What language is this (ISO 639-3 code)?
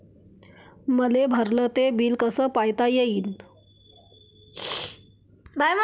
mar